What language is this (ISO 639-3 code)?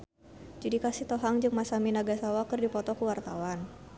sun